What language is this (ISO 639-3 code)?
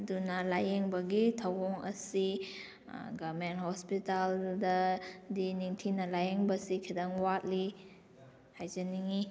mni